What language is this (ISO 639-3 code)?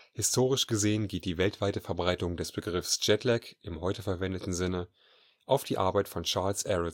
deu